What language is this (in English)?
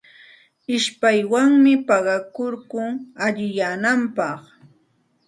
Santa Ana de Tusi Pasco Quechua